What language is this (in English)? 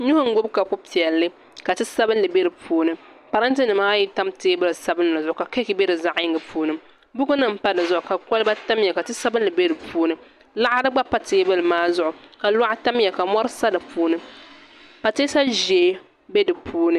Dagbani